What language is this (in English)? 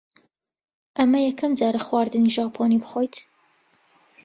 Central Kurdish